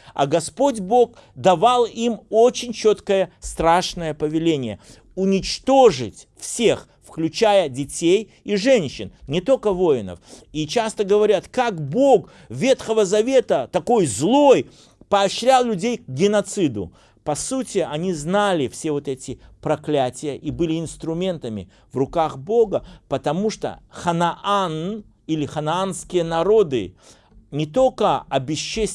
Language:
Russian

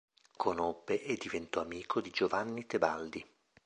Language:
Italian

